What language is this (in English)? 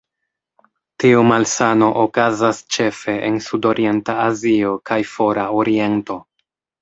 Esperanto